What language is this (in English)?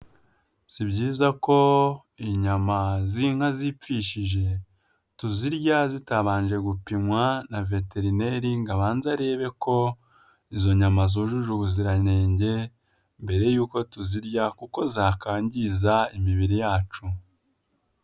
Kinyarwanda